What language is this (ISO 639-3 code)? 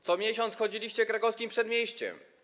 pol